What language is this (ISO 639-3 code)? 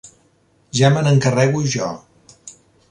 cat